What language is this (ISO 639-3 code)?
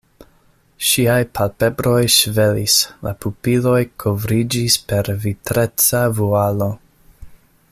epo